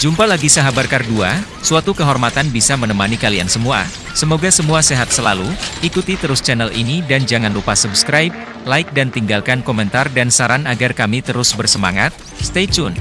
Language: Indonesian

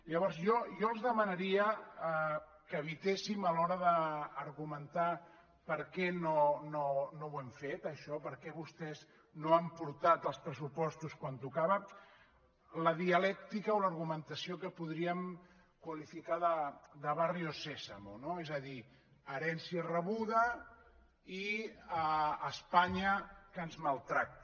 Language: Catalan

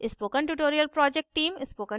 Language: Hindi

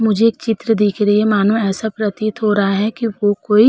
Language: Hindi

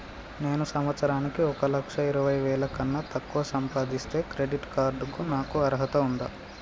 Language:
Telugu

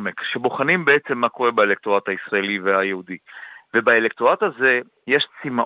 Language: Hebrew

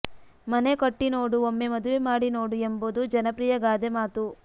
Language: Kannada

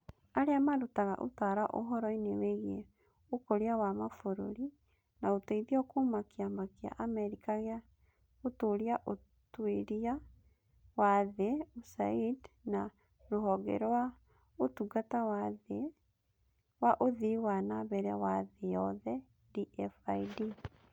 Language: Kikuyu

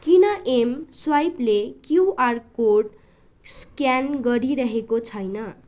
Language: Nepali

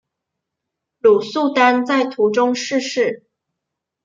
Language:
Chinese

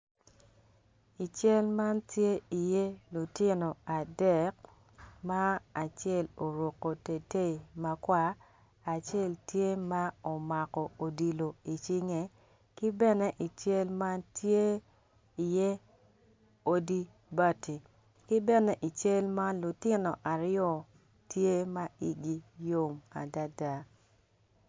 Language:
Acoli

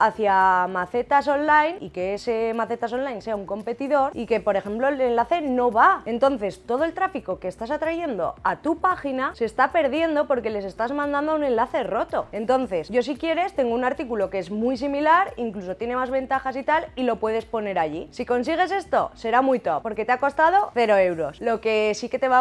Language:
Spanish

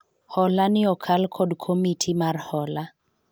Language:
Luo (Kenya and Tanzania)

